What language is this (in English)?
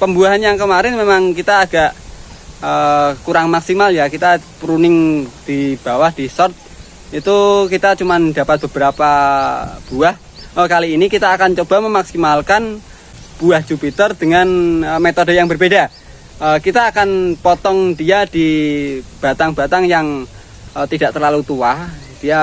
Indonesian